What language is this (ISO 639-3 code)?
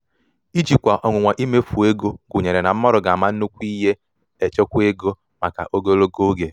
ibo